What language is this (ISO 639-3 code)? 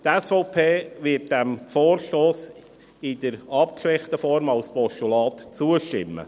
gsw